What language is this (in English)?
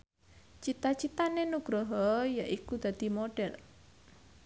Javanese